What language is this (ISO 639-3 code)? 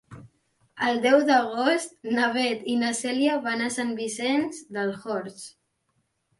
cat